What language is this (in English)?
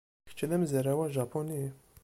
Kabyle